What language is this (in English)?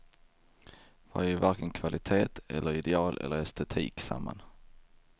Swedish